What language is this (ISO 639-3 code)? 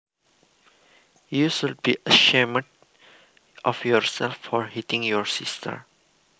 jav